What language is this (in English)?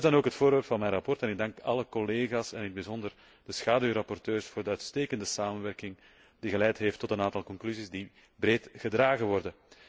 Dutch